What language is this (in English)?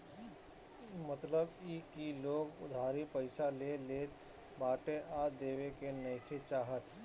Bhojpuri